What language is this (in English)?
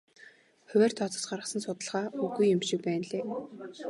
Mongolian